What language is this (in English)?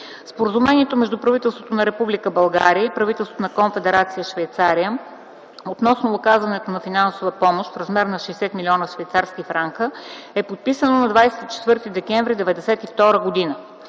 Bulgarian